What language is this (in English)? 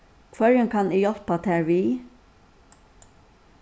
Faroese